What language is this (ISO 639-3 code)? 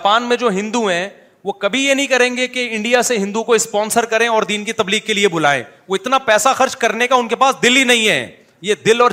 urd